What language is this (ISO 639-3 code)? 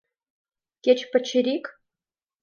chm